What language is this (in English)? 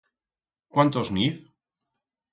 Aragonese